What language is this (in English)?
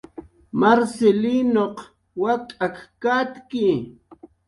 Jaqaru